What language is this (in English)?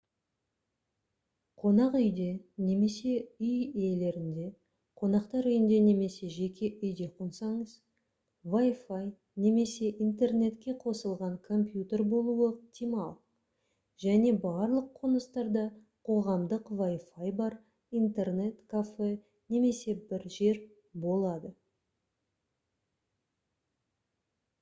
Kazakh